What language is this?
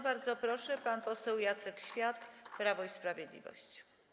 Polish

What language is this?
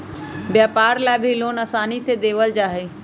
Magahi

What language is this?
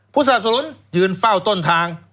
Thai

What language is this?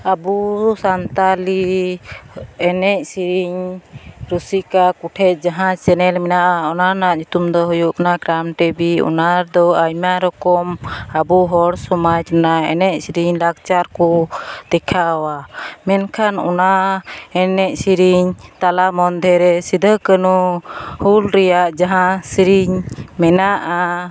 Santali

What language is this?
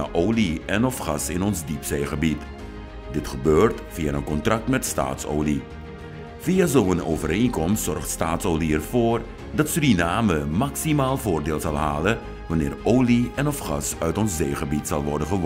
Dutch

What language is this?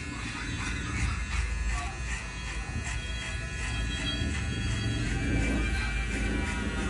Filipino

